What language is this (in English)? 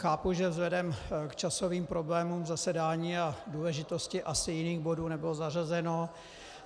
Czech